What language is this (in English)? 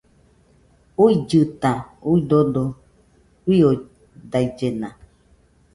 Nüpode Huitoto